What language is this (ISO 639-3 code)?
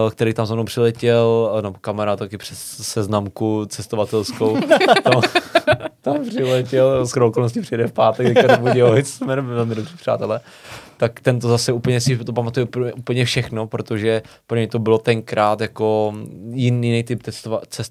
ces